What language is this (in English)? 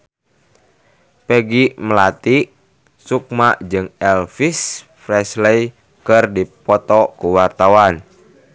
Sundanese